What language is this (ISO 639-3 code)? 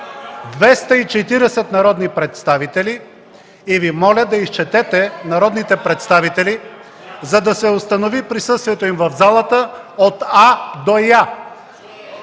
bul